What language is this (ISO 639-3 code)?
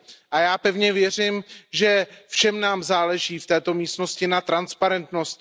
ces